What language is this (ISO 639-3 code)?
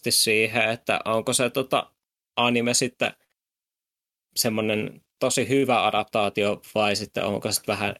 fin